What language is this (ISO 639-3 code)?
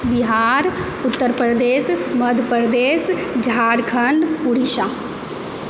mai